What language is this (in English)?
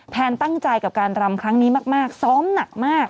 Thai